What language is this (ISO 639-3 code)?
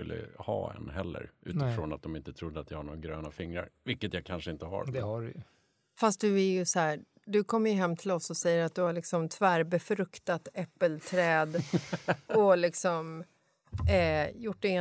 swe